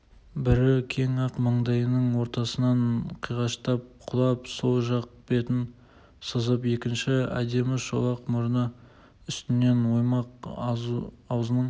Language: Kazakh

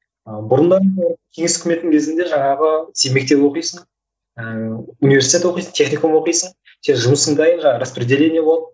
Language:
Kazakh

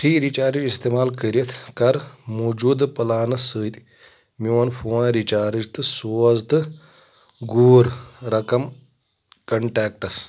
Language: Kashmiri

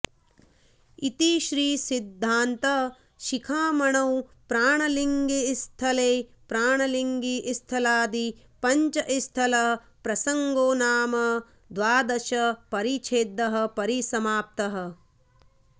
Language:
Sanskrit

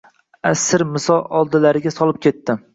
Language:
Uzbek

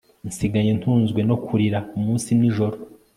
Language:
Kinyarwanda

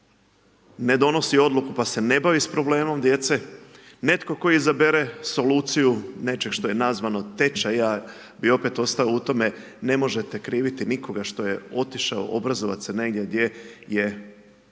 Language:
Croatian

